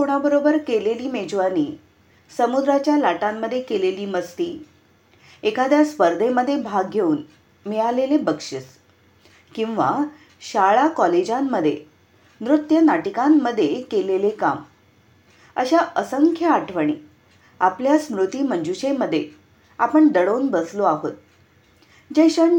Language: Marathi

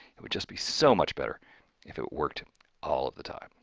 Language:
English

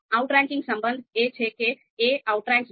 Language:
Gujarati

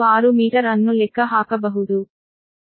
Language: Kannada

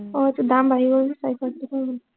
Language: Assamese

